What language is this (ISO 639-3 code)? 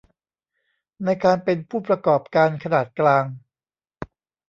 tha